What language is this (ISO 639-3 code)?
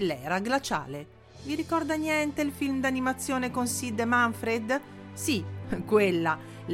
ita